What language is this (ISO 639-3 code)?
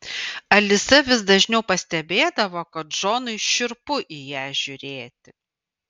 lit